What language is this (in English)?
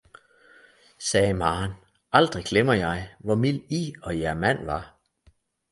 Danish